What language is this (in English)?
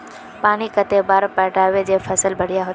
Magahi